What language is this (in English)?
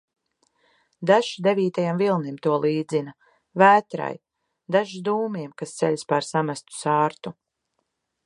Latvian